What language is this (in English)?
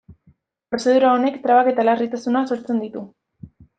Basque